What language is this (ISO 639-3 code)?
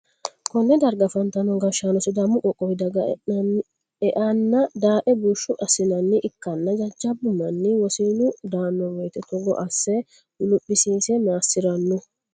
sid